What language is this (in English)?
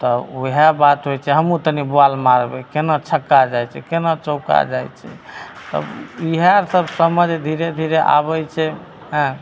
Maithili